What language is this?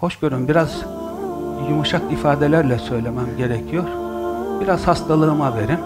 Turkish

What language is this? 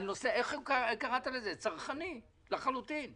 Hebrew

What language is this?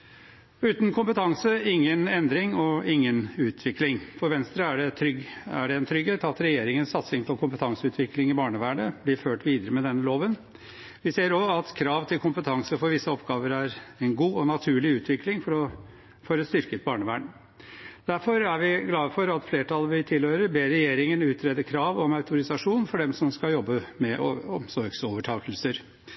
Norwegian Bokmål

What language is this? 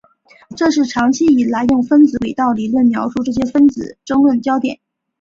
Chinese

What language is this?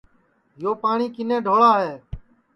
Sansi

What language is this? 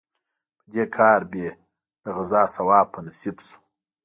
Pashto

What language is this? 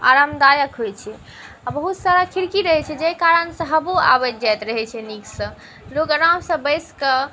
Maithili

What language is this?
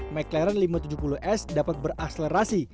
Indonesian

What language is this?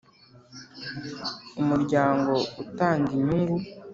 Kinyarwanda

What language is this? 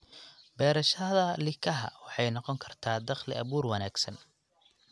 Somali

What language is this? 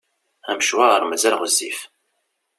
Kabyle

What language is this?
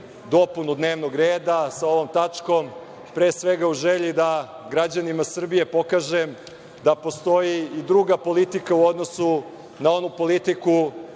Serbian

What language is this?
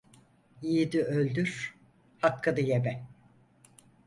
Turkish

